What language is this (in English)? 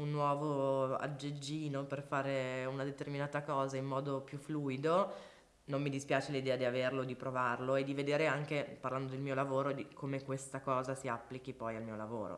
Italian